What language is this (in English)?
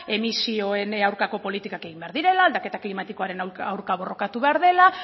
Basque